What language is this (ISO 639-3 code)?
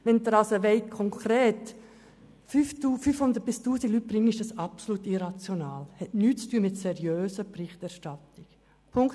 gsw